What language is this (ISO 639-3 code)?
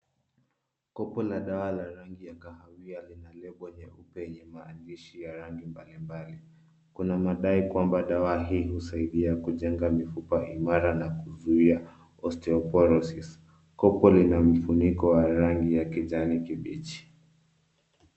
swa